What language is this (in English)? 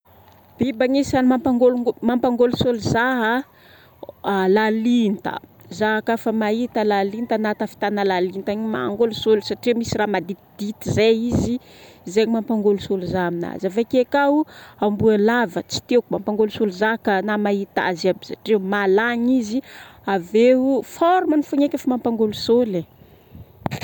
Northern Betsimisaraka Malagasy